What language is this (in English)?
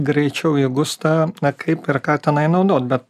Lithuanian